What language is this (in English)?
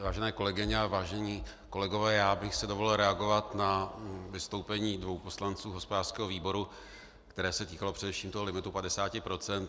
Czech